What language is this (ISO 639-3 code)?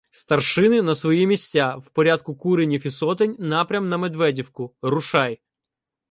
ukr